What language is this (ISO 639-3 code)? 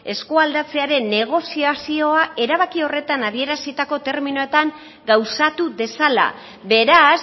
eus